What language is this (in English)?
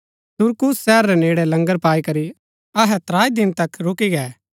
Gaddi